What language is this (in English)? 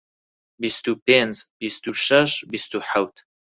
Central Kurdish